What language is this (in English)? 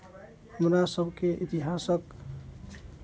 Maithili